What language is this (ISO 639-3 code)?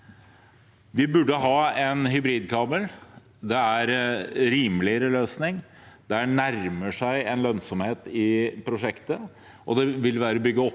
nor